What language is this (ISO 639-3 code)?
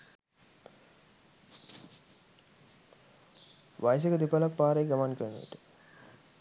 sin